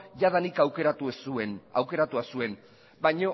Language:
Basque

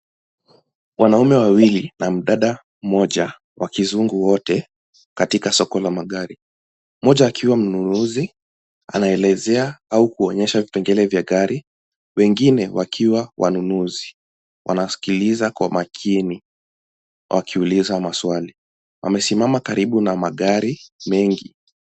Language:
Swahili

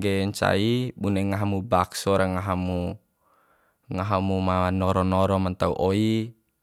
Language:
Bima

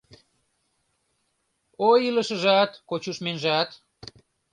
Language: Mari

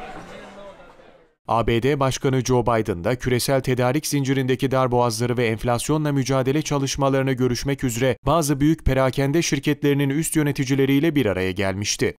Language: Turkish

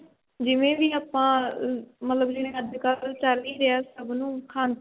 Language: Punjabi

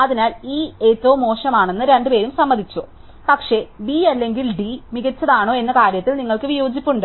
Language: Malayalam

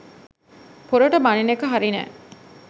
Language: Sinhala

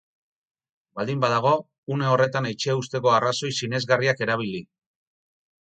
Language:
Basque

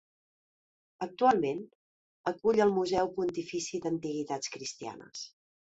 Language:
Catalan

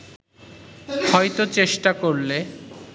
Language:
Bangla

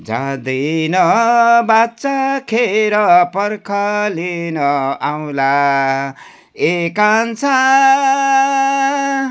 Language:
Nepali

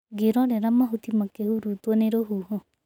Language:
Kikuyu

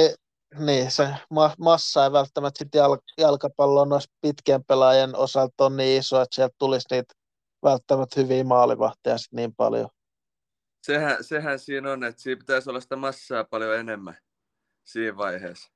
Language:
Finnish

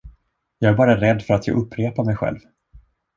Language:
Swedish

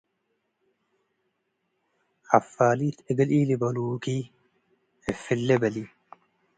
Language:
Tigre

